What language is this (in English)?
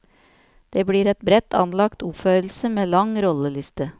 Norwegian